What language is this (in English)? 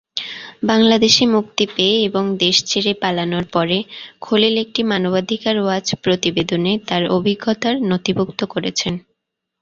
Bangla